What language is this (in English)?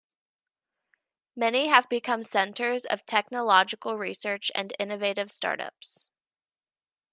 English